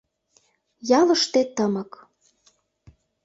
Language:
Mari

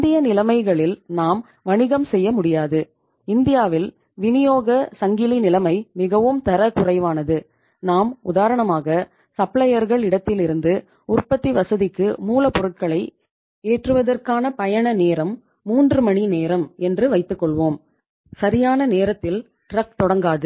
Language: Tamil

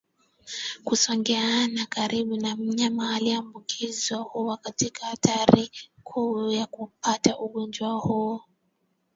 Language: Swahili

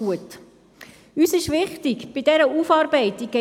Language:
Swiss German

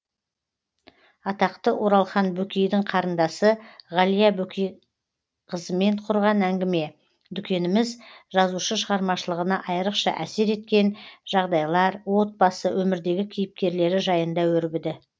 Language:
Kazakh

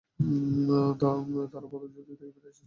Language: Bangla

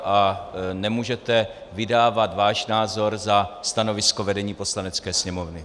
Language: Czech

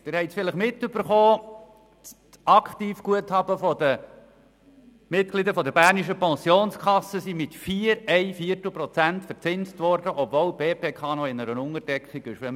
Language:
Swiss German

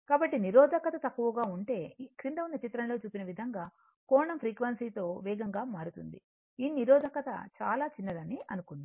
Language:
Telugu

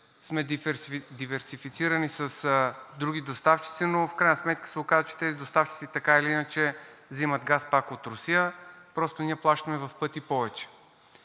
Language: Bulgarian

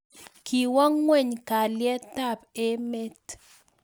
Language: Kalenjin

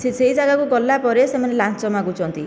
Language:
Odia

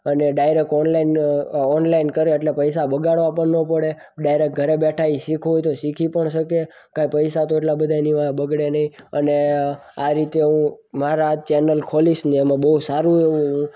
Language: Gujarati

